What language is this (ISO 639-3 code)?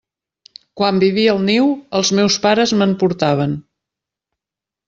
cat